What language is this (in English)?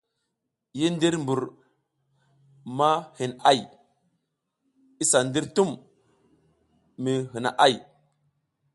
South Giziga